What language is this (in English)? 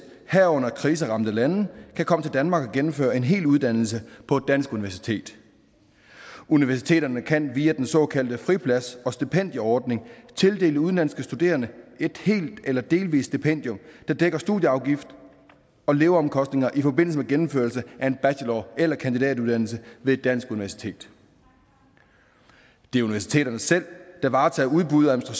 Danish